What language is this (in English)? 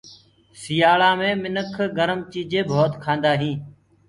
Gurgula